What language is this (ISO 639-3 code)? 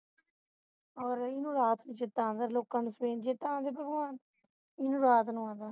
pan